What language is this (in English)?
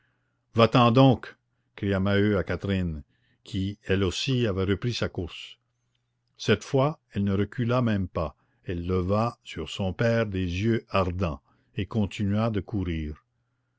French